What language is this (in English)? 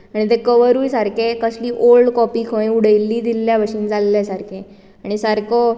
Konkani